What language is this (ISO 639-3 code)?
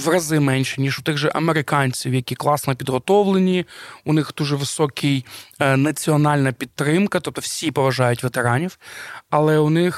ukr